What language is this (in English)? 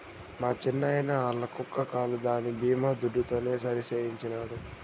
Telugu